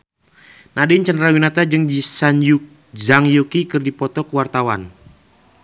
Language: Sundanese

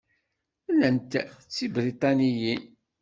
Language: Kabyle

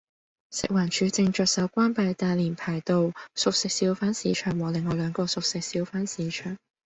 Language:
Cantonese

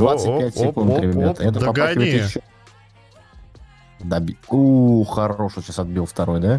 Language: Russian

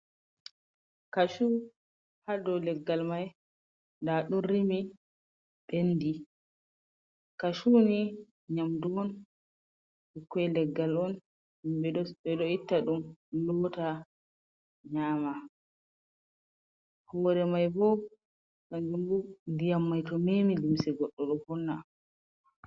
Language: Fula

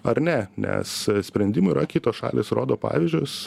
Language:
Lithuanian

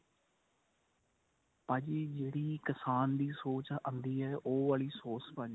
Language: Punjabi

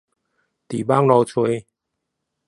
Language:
Chinese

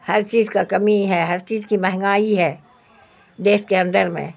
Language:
Urdu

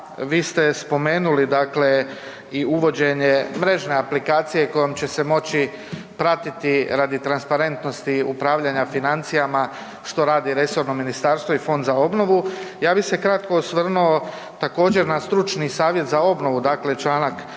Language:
Croatian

